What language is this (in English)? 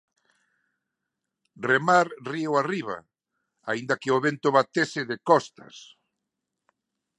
Galician